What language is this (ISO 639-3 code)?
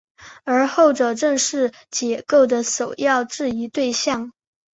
zho